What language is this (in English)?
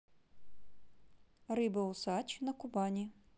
Russian